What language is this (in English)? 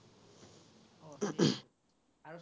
Assamese